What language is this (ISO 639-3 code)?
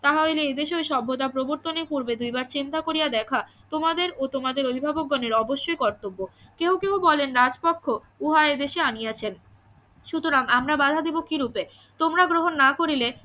ben